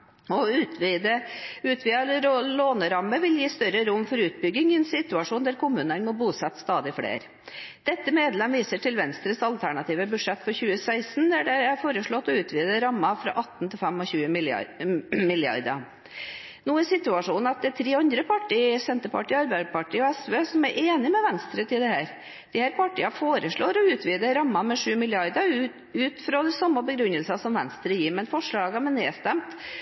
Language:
Norwegian Bokmål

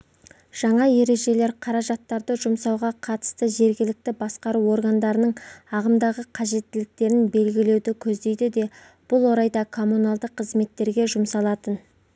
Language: Kazakh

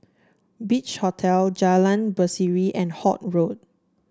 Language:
English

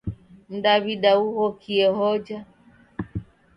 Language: Taita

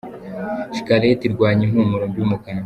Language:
Kinyarwanda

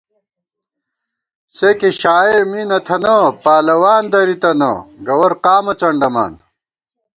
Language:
Gawar-Bati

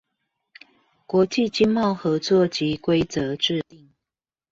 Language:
Chinese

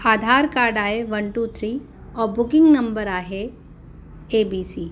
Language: Sindhi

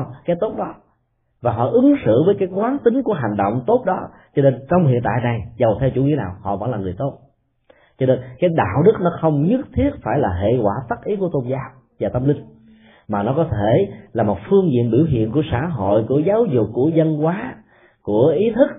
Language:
Vietnamese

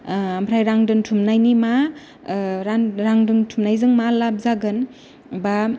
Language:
Bodo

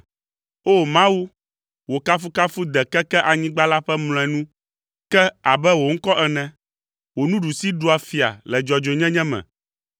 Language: Ewe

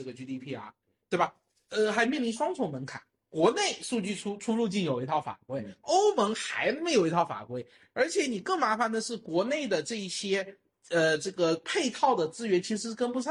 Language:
Chinese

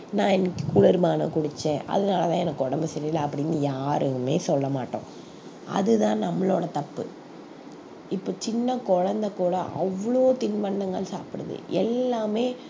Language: Tamil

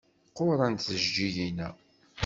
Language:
Kabyle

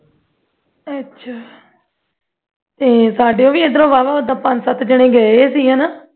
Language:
Punjabi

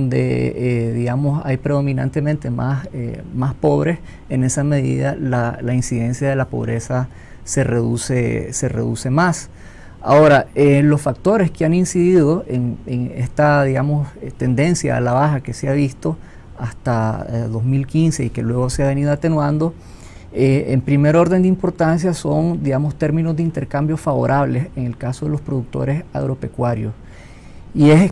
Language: Spanish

